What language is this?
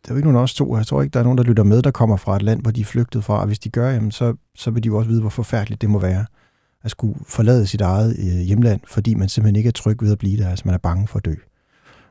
Danish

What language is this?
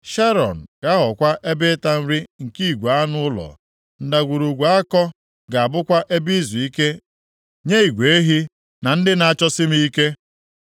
Igbo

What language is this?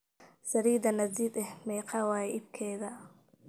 Somali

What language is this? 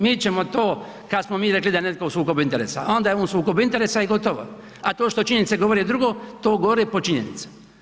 Croatian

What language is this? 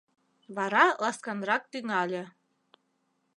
Mari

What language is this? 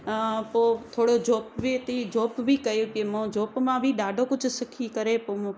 Sindhi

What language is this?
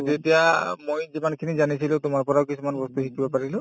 Assamese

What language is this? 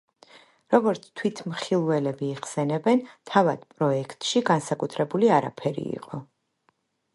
Georgian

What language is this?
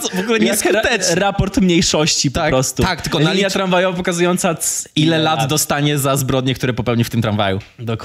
Polish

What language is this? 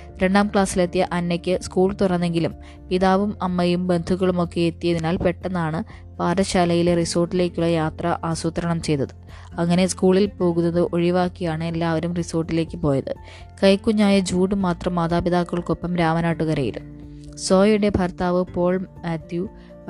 Malayalam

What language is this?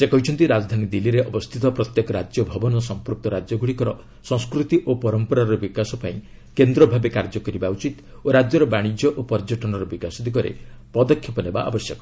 Odia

